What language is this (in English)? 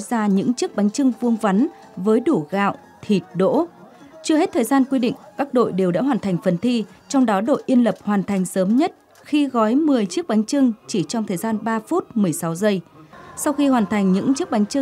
Vietnamese